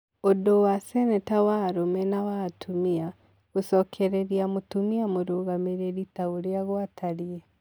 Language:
Kikuyu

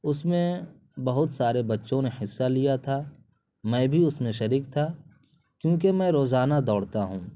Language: Urdu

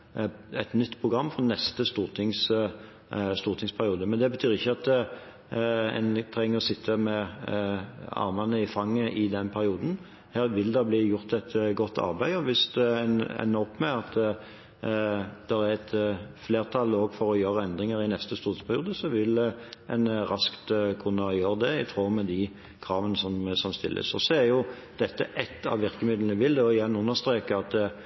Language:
Norwegian Bokmål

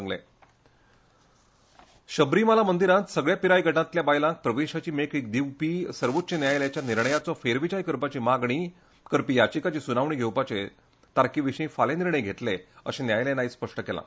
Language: Konkani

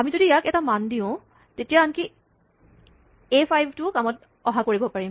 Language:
Assamese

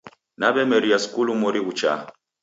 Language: Taita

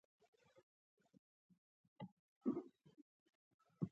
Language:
Pashto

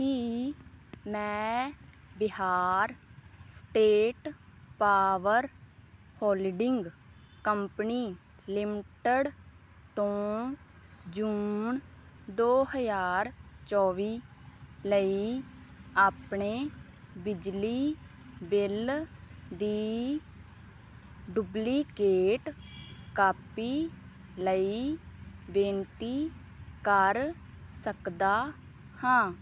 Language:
Punjabi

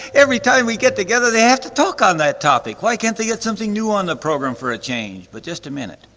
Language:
English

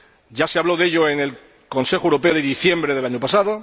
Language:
Spanish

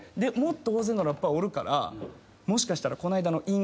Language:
Japanese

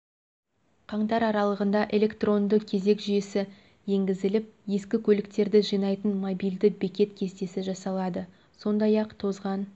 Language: Kazakh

